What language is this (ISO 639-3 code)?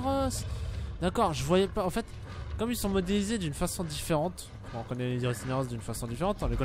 fra